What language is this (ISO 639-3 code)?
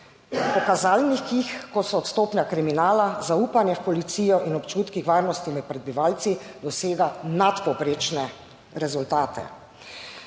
slv